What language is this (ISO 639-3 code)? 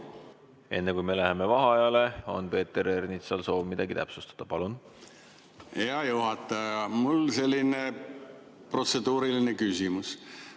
est